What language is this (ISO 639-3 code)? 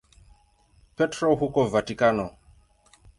swa